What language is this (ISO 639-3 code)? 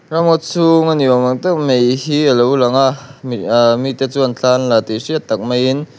lus